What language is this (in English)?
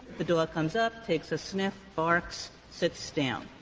English